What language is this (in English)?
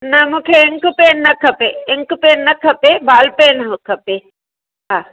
Sindhi